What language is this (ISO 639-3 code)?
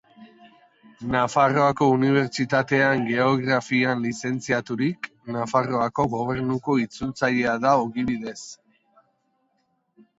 eus